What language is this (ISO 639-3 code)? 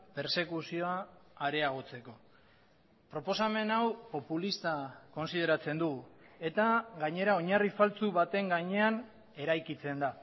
eus